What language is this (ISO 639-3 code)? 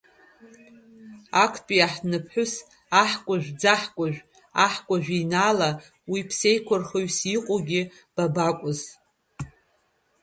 abk